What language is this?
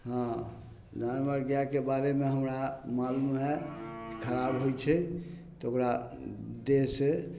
Maithili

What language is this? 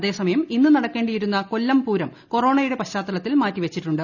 Malayalam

